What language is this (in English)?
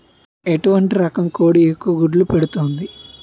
Telugu